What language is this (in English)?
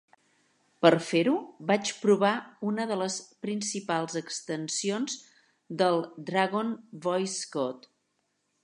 Catalan